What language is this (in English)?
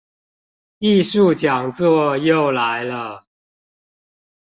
Chinese